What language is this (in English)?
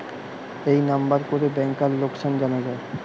Bangla